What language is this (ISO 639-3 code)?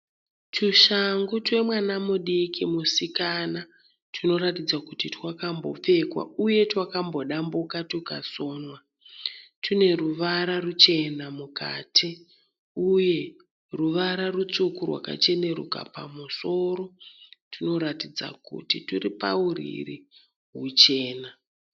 sna